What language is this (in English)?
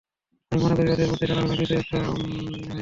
Bangla